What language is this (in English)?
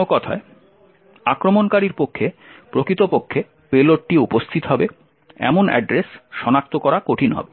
Bangla